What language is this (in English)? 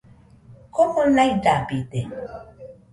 Nüpode Huitoto